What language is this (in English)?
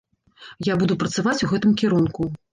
Belarusian